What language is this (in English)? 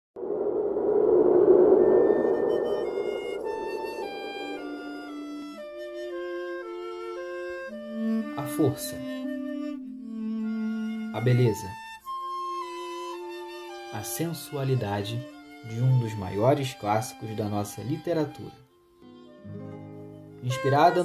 Portuguese